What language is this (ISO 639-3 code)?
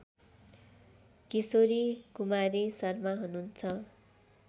nep